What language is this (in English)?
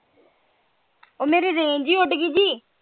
Punjabi